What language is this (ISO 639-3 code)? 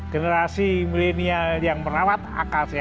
ind